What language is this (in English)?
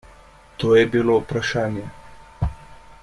Slovenian